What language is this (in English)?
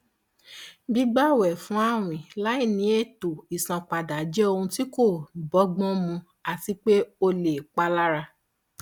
Yoruba